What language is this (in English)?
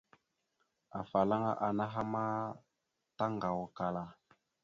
Mada (Cameroon)